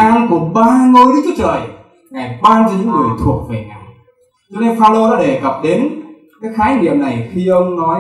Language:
Vietnamese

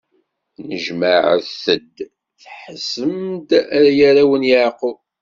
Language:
Kabyle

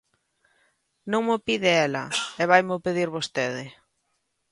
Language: Galician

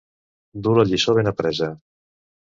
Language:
Catalan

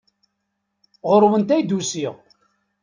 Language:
Kabyle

